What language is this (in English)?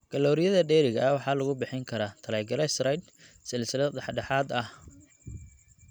Somali